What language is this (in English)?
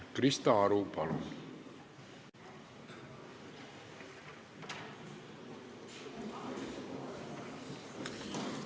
Estonian